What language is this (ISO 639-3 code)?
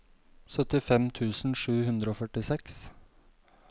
nor